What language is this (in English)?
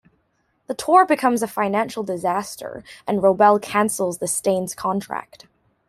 English